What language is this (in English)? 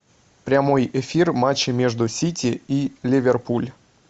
Russian